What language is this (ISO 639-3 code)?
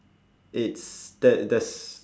eng